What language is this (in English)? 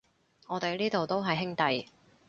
Cantonese